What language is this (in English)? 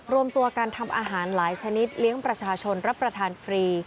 Thai